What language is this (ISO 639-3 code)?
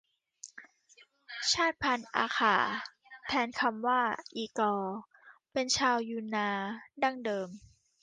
tha